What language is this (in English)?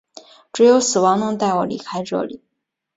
Chinese